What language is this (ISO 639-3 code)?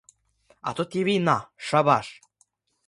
ukr